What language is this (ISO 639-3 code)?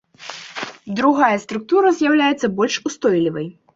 bel